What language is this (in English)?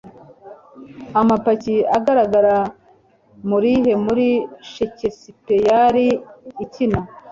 Kinyarwanda